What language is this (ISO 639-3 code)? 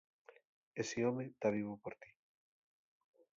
ast